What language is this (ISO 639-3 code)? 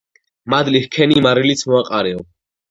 kat